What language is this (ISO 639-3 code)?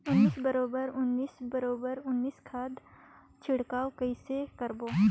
hne